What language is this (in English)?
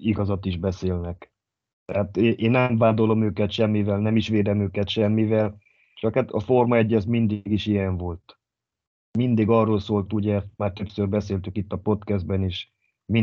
Hungarian